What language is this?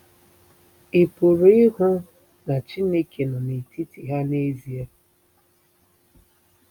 Igbo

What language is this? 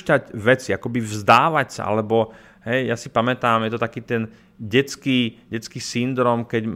Slovak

